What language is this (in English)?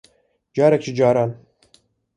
Kurdish